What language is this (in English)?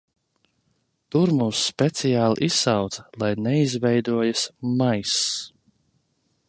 Latvian